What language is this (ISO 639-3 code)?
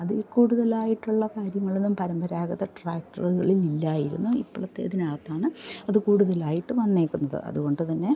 mal